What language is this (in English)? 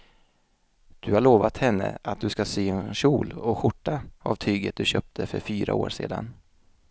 Swedish